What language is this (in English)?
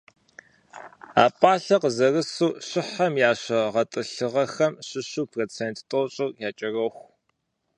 Kabardian